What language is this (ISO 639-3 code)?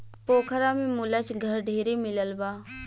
bho